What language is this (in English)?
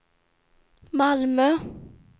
Swedish